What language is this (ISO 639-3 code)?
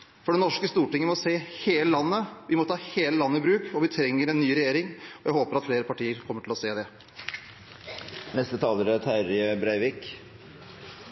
nor